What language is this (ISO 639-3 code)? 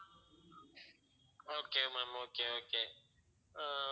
tam